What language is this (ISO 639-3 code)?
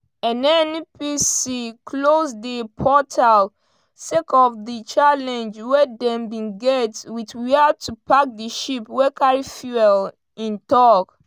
pcm